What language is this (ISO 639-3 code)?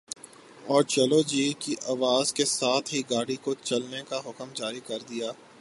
urd